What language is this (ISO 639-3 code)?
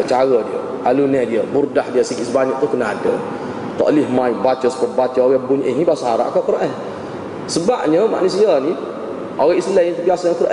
msa